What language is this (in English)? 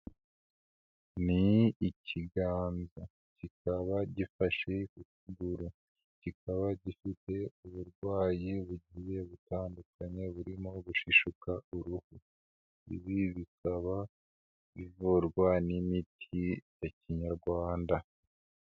Kinyarwanda